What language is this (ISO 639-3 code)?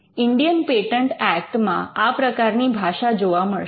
guj